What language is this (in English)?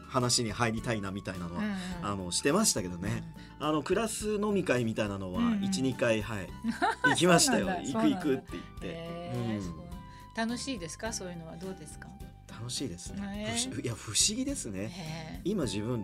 Japanese